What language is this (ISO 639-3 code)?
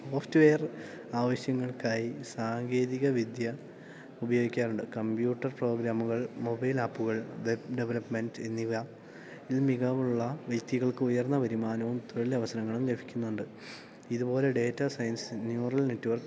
mal